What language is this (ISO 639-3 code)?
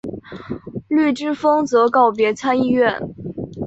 zho